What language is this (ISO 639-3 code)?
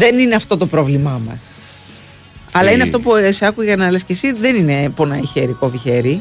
ell